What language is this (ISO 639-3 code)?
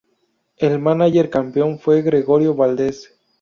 spa